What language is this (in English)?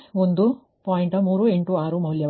Kannada